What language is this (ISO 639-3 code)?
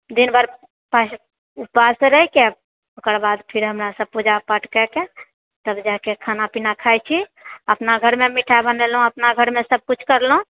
mai